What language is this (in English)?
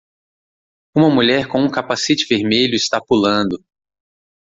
Portuguese